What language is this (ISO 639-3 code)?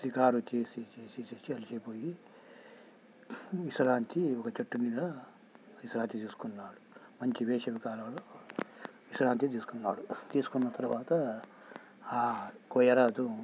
tel